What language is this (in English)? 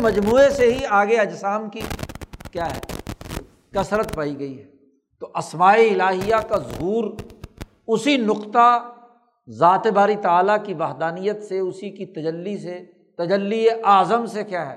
Urdu